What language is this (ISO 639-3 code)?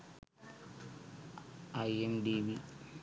sin